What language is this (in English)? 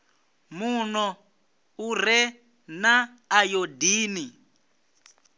Venda